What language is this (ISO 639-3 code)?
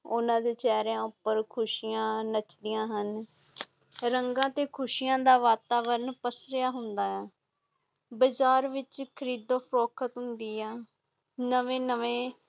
pan